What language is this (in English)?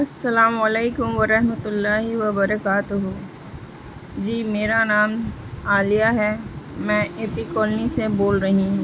Urdu